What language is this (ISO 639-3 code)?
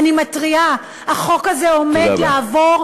heb